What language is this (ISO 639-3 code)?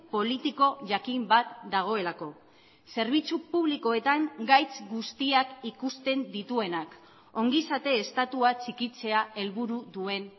eus